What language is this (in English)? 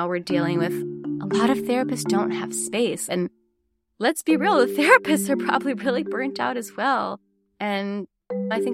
English